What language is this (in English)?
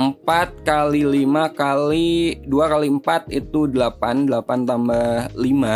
Indonesian